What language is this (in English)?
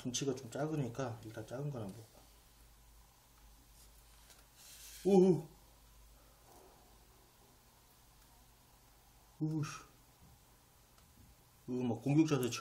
Korean